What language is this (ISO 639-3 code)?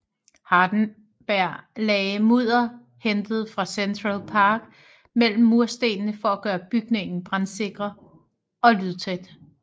dan